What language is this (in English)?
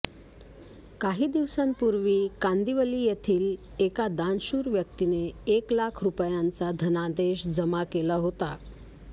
Marathi